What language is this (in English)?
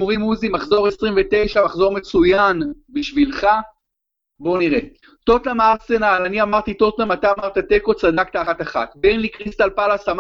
Hebrew